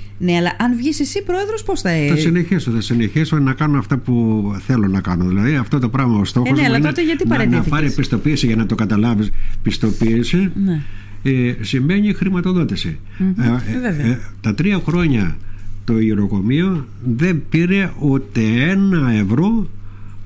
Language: Greek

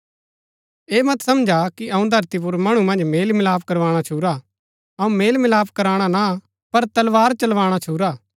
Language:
Gaddi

